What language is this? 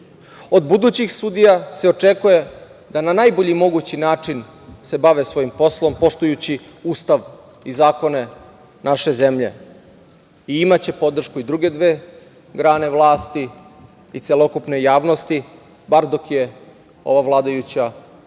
Serbian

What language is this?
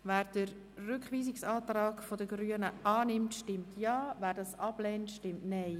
Swiss German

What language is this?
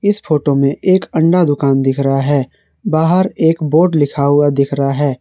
Hindi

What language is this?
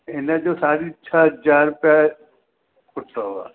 Sindhi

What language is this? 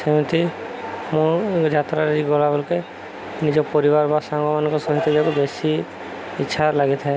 Odia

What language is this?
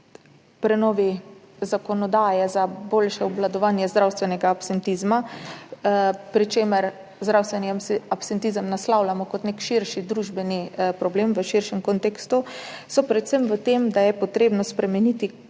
Slovenian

